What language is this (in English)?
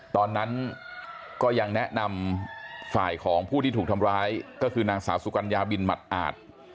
Thai